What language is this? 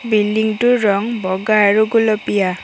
Assamese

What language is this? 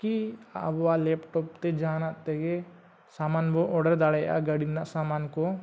Santali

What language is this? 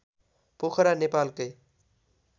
Nepali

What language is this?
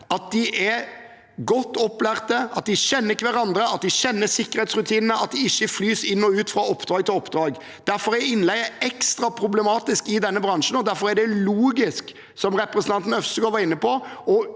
Norwegian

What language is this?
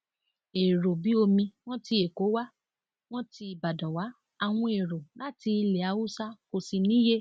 Yoruba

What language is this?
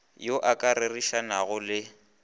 Northern Sotho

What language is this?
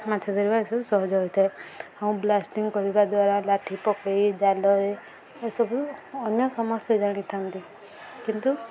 Odia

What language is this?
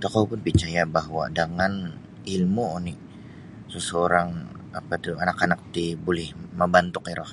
Sabah Bisaya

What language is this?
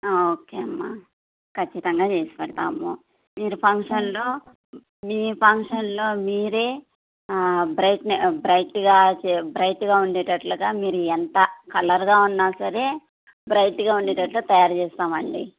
Telugu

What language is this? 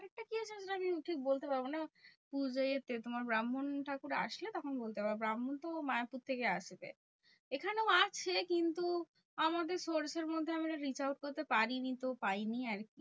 Bangla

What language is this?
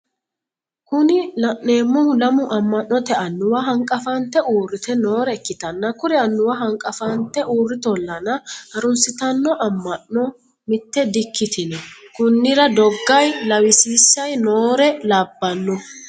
Sidamo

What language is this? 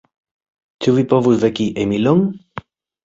Esperanto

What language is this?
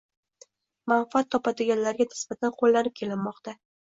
Uzbek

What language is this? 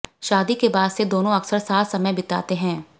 Hindi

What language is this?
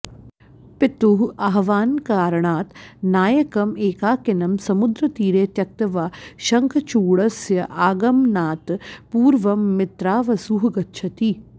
Sanskrit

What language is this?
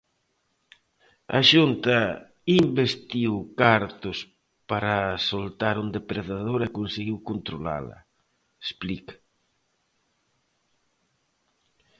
Galician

